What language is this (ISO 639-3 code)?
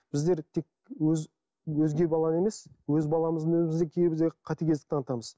kaz